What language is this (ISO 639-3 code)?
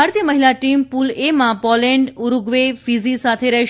guj